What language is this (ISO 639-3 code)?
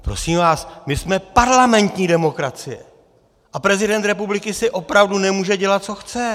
ces